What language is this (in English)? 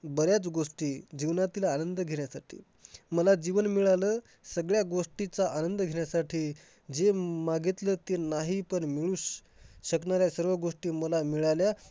Marathi